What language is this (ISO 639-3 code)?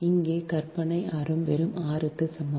tam